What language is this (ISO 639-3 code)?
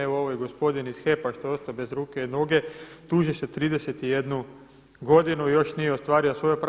hrv